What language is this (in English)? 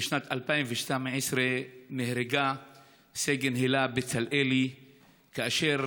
Hebrew